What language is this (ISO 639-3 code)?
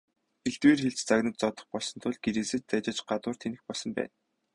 mon